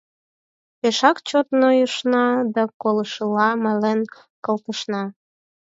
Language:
Mari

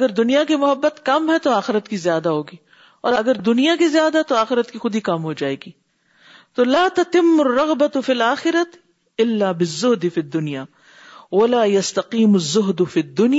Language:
Urdu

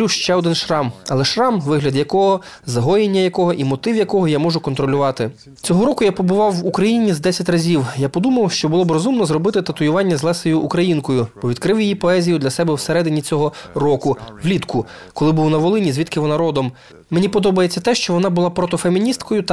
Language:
Ukrainian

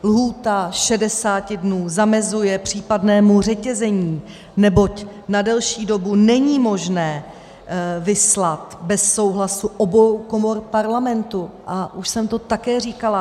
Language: Czech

